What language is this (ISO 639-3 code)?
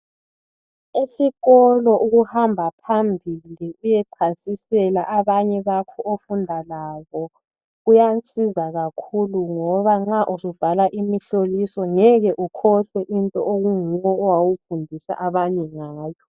nde